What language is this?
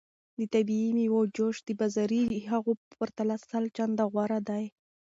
Pashto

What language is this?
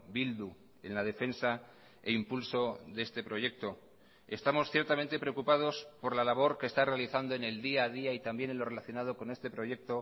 Spanish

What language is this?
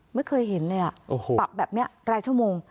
Thai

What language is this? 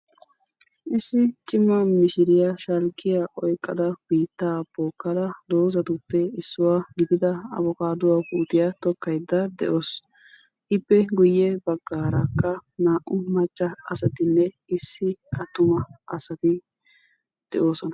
Wolaytta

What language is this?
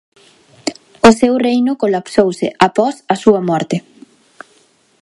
Galician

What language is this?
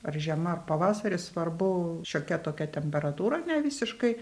Lithuanian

